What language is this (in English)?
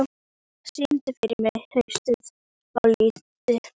Icelandic